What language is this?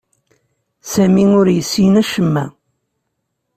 Kabyle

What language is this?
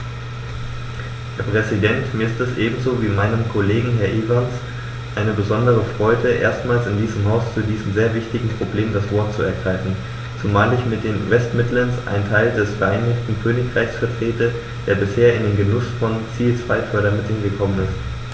German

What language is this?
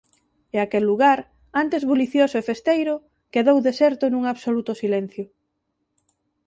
Galician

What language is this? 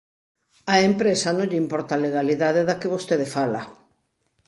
Galician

